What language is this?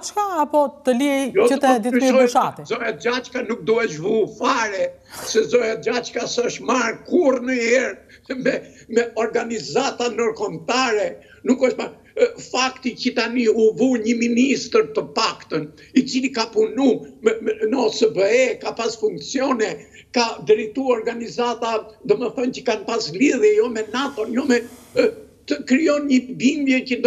Romanian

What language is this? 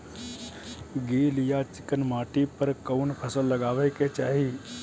Bhojpuri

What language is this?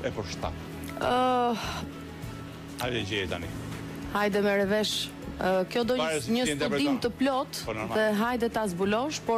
Romanian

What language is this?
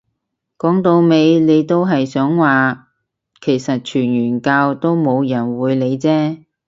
Cantonese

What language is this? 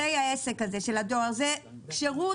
Hebrew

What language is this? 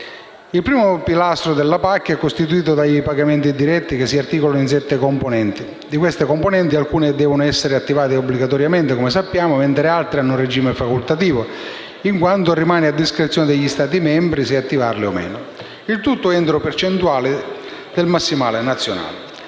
Italian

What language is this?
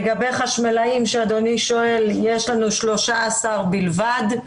Hebrew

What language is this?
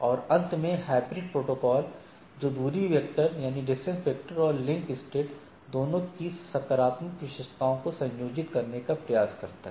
Hindi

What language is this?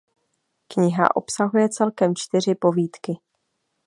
Czech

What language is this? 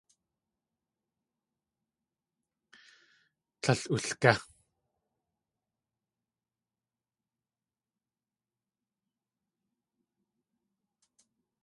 Tlingit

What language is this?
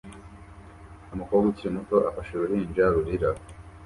Kinyarwanda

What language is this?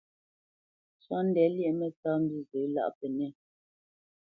Bamenyam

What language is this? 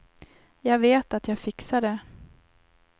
Swedish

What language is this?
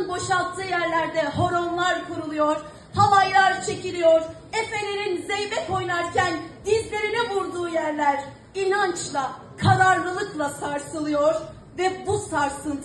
Turkish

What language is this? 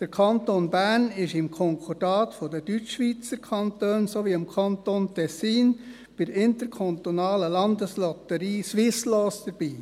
Swiss German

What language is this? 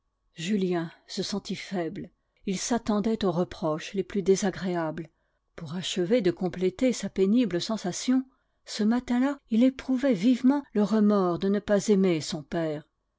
French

